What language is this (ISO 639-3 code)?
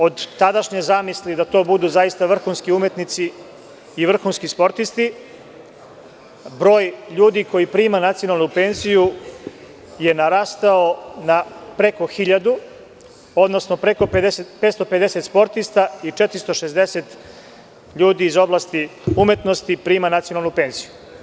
srp